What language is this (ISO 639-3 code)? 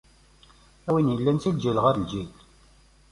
kab